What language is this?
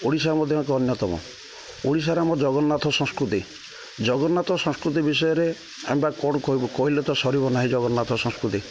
Odia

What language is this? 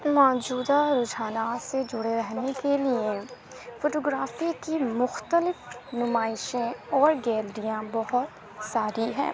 Urdu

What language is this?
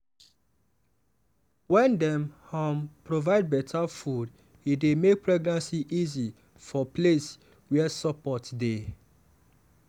Nigerian Pidgin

